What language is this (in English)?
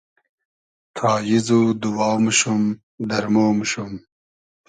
Hazaragi